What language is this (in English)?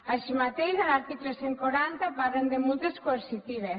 Catalan